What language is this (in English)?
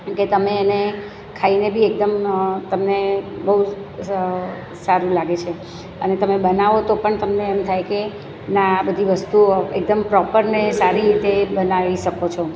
Gujarati